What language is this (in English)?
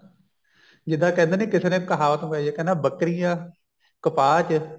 Punjabi